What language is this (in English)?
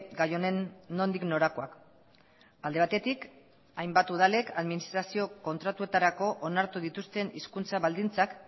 Basque